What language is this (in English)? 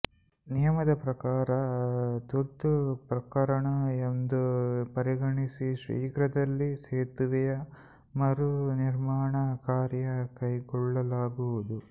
Kannada